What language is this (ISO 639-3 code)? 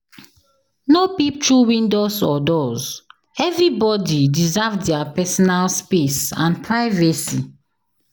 pcm